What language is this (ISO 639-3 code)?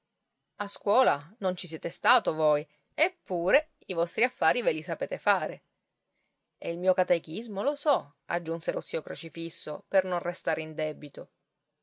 ita